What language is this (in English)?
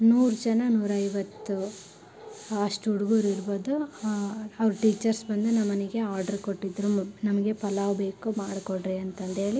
Kannada